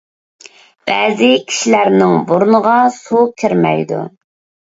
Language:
Uyghur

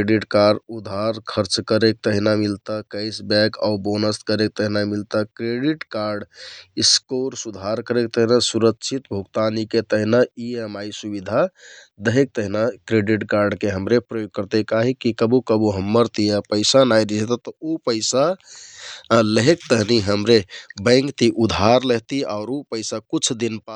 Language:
Kathoriya Tharu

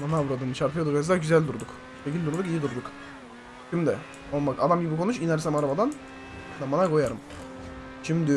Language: Turkish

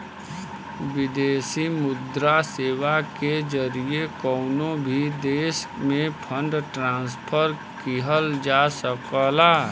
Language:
Bhojpuri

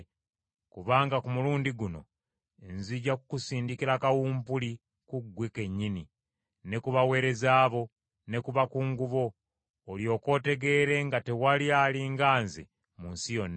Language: Ganda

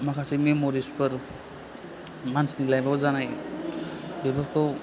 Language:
Bodo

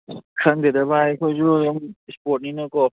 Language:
Manipuri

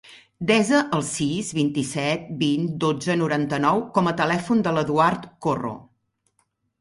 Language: Catalan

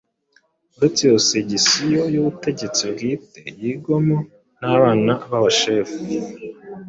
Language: Kinyarwanda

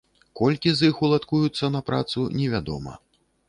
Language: Belarusian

